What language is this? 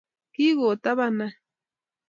Kalenjin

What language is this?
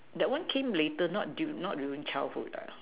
English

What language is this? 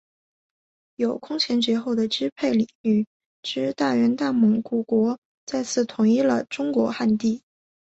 Chinese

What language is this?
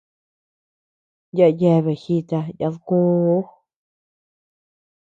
Tepeuxila Cuicatec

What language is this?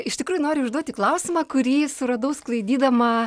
Lithuanian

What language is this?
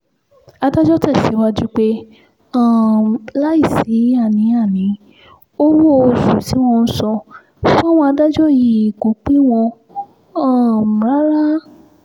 Yoruba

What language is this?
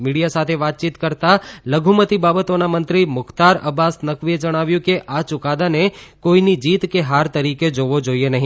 Gujarati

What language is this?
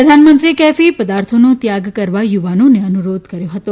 Gujarati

